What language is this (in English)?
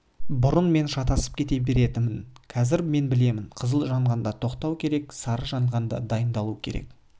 Kazakh